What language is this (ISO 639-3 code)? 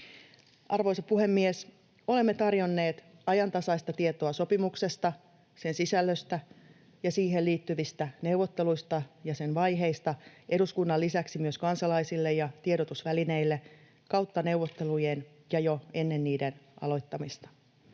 fin